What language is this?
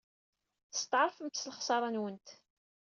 Kabyle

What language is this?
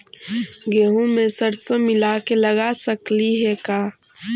Magahi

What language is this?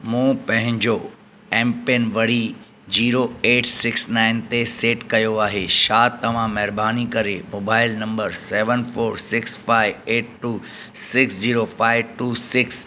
Sindhi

